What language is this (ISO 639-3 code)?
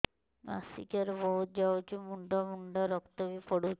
ori